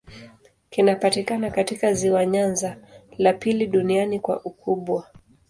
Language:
Swahili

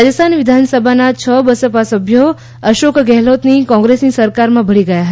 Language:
Gujarati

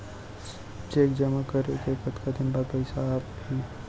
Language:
Chhattisgarhi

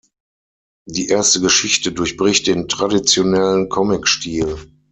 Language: German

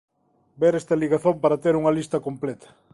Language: Galician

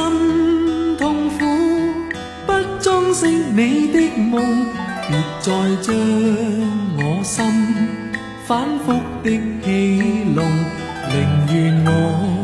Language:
Chinese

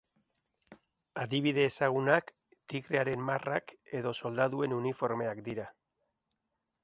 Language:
Basque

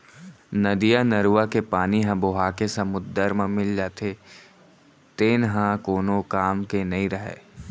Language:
Chhattisgarhi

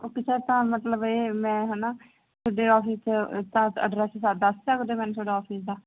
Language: Punjabi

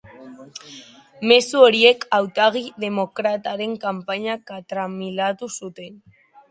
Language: Basque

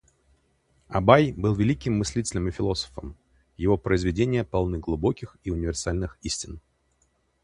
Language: Russian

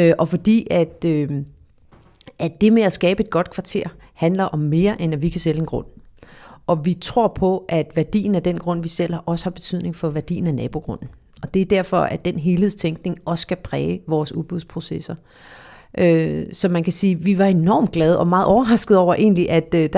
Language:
Danish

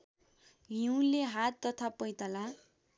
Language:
Nepali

